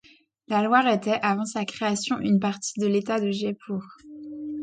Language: French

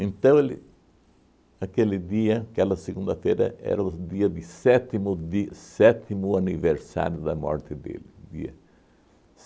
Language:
Portuguese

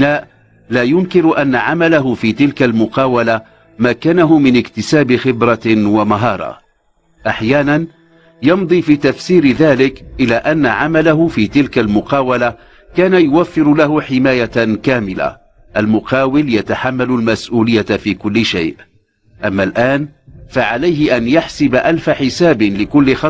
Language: Arabic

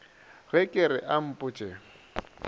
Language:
Northern Sotho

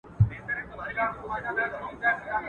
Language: Pashto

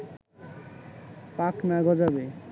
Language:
Bangla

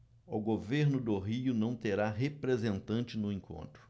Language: Portuguese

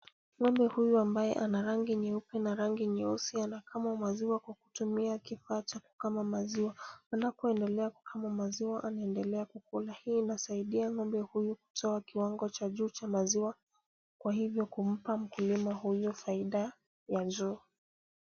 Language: Swahili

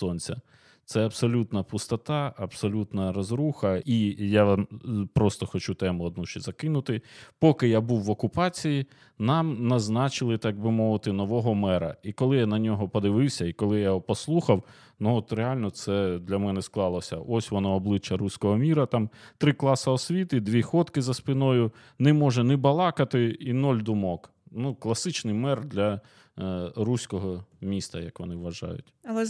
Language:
Ukrainian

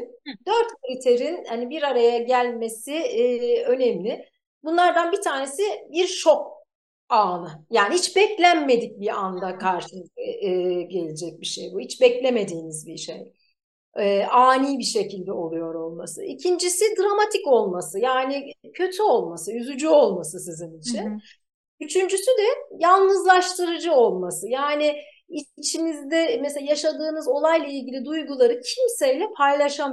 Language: Turkish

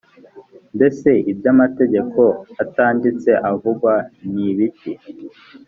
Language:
Kinyarwanda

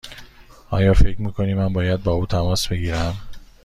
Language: Persian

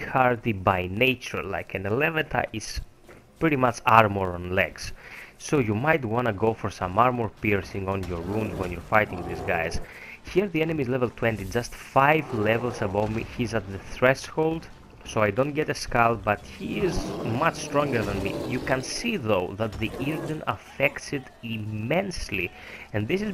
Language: English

